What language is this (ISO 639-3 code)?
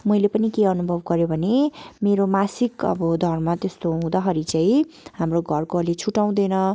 nep